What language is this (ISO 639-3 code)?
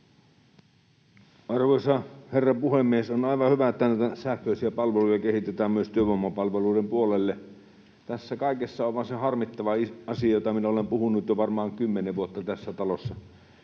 fin